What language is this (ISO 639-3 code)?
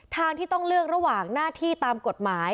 tha